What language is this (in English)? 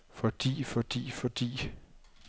Danish